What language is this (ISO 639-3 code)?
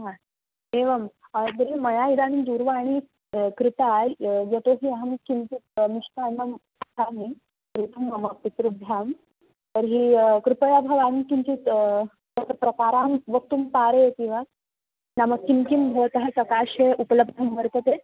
san